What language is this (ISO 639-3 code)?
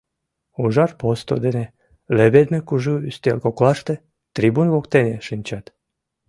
chm